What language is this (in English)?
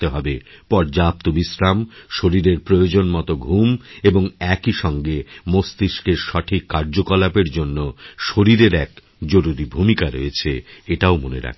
Bangla